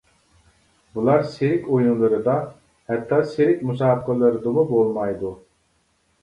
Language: Uyghur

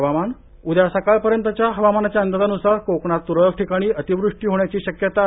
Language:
Marathi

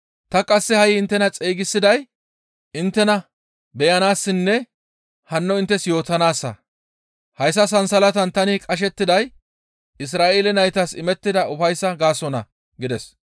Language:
Gamo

